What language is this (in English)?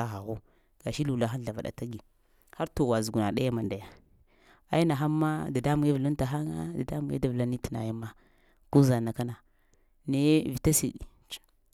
Lamang